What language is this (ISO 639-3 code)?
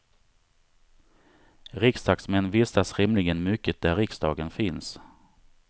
swe